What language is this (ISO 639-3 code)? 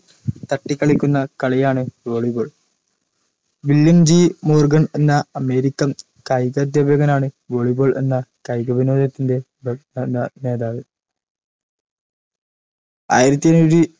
mal